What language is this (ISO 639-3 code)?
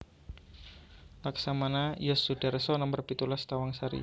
jav